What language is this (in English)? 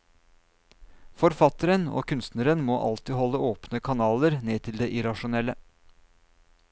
Norwegian